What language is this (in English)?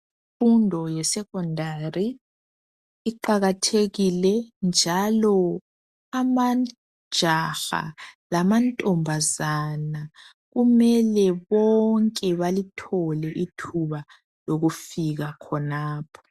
North Ndebele